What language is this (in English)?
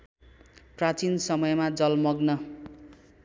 Nepali